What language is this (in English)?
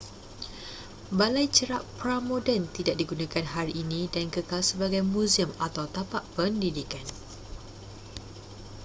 Malay